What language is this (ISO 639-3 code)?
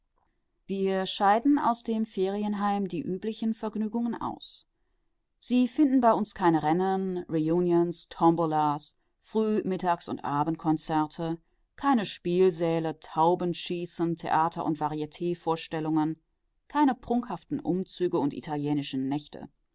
deu